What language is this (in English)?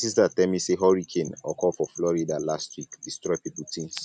Nigerian Pidgin